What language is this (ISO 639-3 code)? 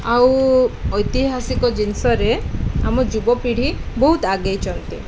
ori